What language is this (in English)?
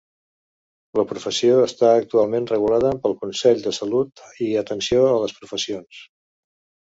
Catalan